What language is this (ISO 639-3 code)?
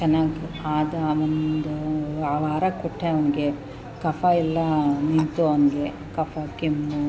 kan